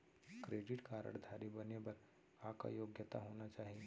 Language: Chhattisgarhi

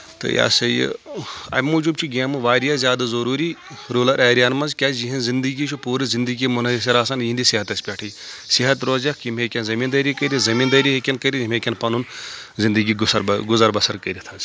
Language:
Kashmiri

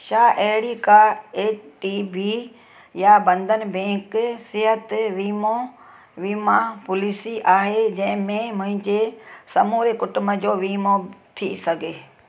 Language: Sindhi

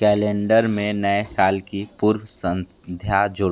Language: Hindi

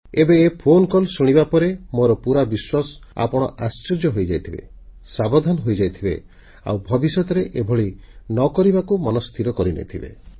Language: Odia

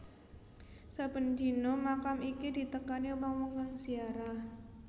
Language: Javanese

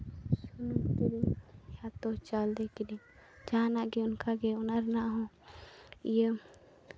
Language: Santali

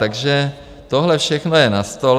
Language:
Czech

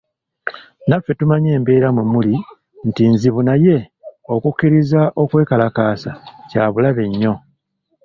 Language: Ganda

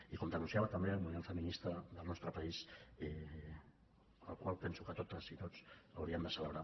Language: Catalan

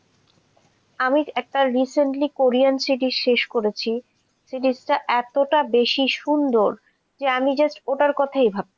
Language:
Bangla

